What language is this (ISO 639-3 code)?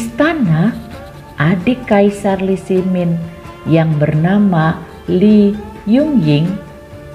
ind